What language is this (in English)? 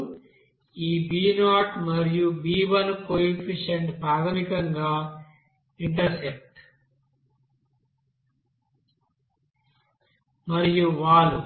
Telugu